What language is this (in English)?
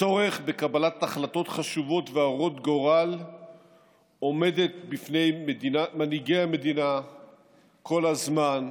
Hebrew